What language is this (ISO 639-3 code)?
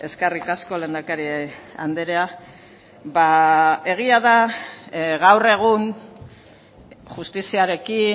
eus